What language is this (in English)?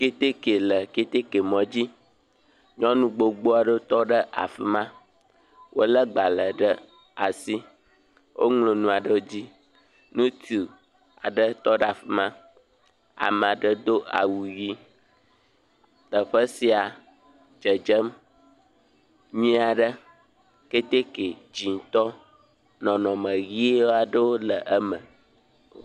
Ewe